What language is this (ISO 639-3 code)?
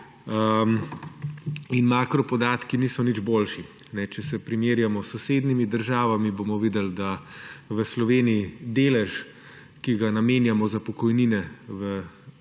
slv